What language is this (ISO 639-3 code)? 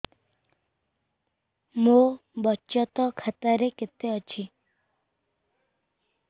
ori